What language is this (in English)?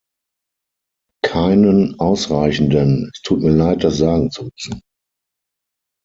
German